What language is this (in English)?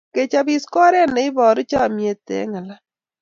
Kalenjin